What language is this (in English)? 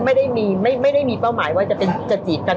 Thai